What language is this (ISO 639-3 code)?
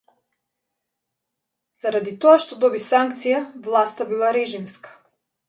mkd